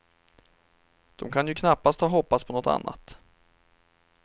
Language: Swedish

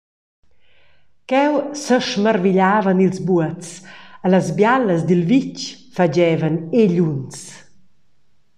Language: Romansh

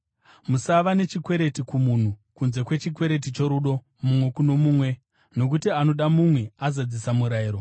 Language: Shona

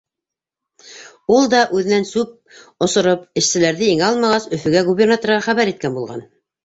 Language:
Bashkir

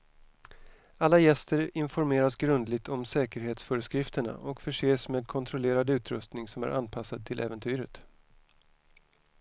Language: Swedish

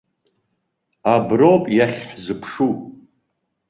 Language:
Abkhazian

